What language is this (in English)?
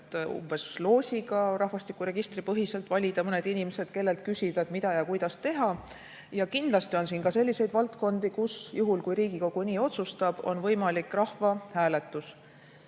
Estonian